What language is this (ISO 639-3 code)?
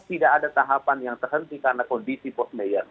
ind